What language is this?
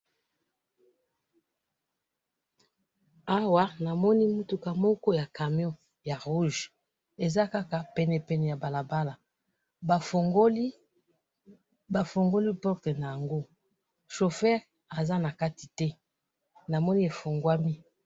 Lingala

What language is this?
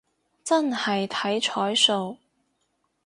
Cantonese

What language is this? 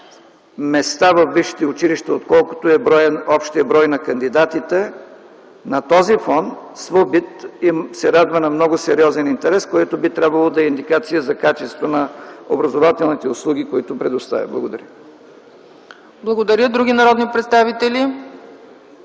Bulgarian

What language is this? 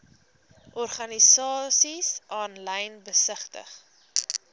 Afrikaans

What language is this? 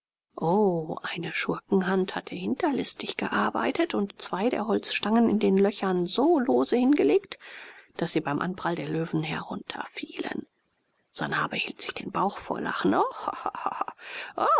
German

